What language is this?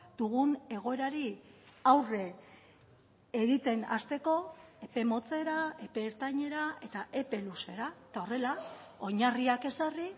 Basque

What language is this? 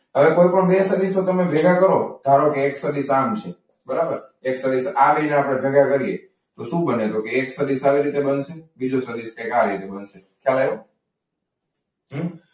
Gujarati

